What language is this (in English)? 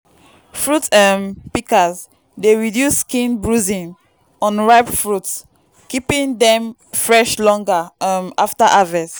Nigerian Pidgin